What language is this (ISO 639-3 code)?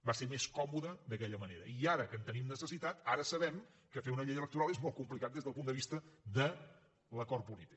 cat